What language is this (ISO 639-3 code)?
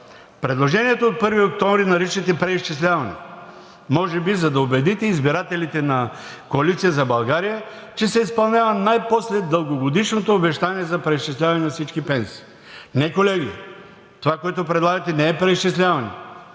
bul